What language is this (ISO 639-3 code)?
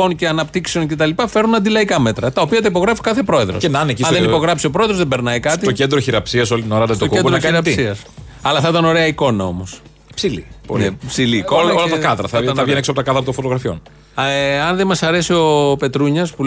ell